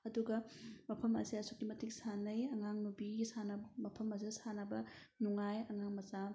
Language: Manipuri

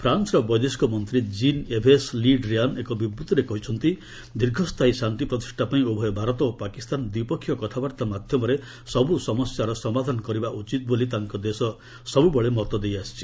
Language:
Odia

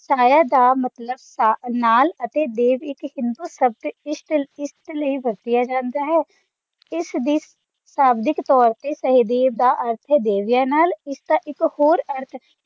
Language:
Punjabi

